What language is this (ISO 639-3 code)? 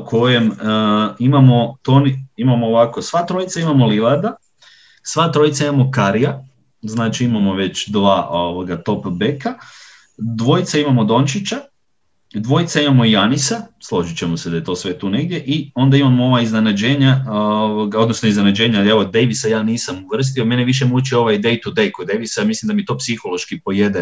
hrv